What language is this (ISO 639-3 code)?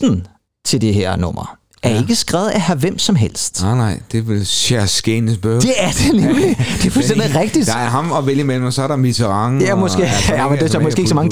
dan